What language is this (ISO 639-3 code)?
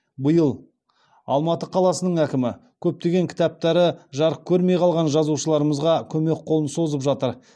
kaz